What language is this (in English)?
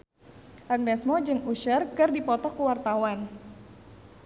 Sundanese